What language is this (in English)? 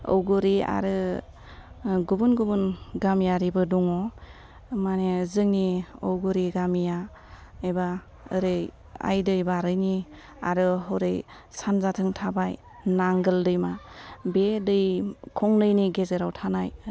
Bodo